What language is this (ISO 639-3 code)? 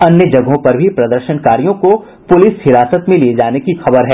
hin